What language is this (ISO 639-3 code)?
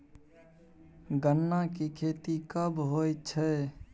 mai